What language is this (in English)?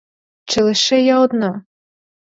Ukrainian